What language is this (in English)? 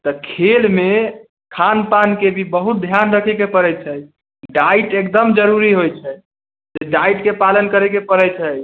Maithili